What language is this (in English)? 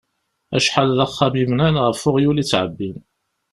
Kabyle